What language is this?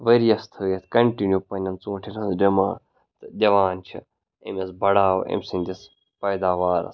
Kashmiri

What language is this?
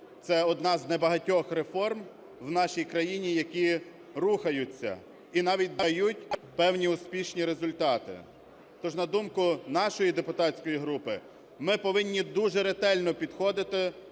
Ukrainian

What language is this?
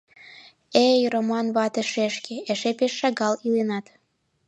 Mari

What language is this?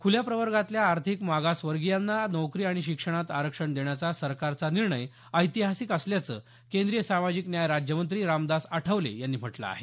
Marathi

